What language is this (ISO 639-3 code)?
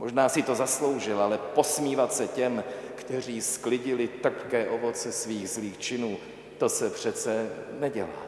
ces